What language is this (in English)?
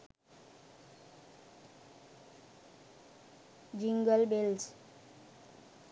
Sinhala